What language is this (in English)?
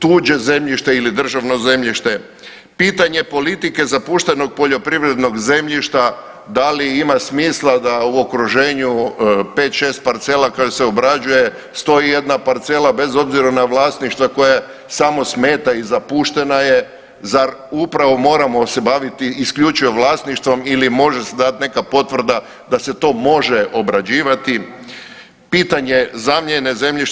Croatian